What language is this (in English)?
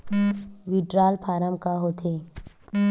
Chhattisgarhi